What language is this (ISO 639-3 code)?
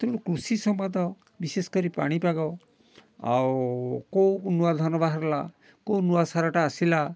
ori